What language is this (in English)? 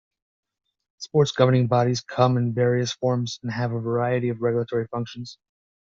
English